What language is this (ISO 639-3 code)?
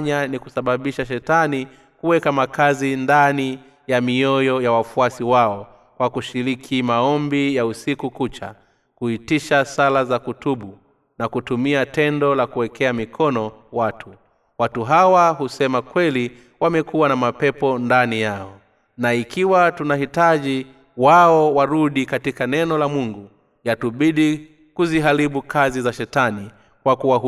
swa